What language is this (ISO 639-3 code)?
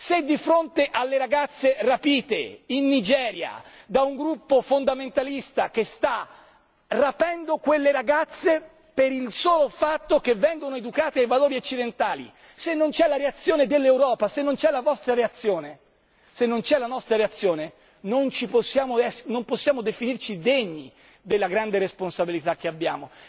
ita